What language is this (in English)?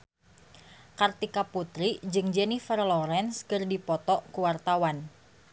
Sundanese